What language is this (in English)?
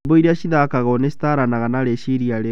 Kikuyu